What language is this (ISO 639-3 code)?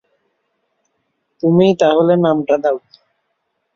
ben